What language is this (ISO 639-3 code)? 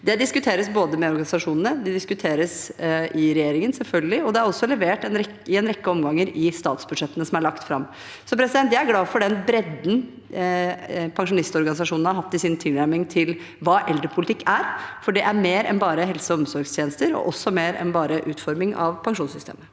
nor